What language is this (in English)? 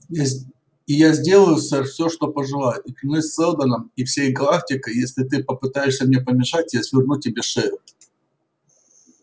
Russian